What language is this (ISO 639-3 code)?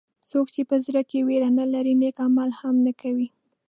pus